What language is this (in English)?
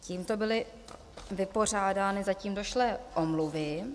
Czech